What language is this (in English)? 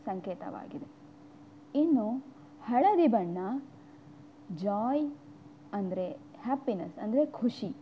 Kannada